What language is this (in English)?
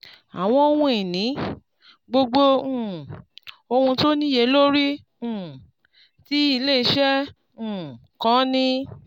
Yoruba